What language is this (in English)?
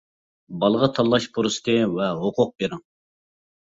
Uyghur